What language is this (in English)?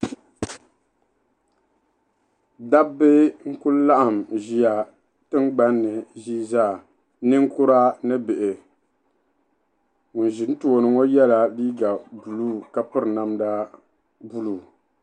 Dagbani